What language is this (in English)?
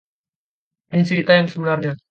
Indonesian